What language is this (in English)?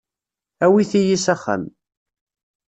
Kabyle